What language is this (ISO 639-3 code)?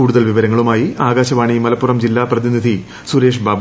mal